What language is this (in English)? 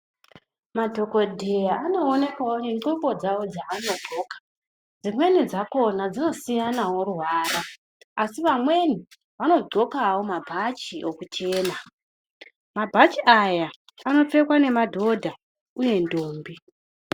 Ndau